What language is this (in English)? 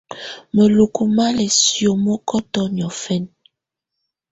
Tunen